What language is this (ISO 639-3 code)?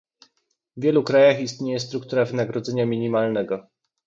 pol